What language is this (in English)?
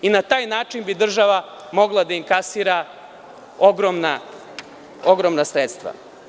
Serbian